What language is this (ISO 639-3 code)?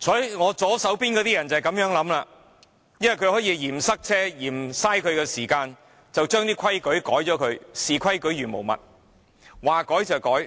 yue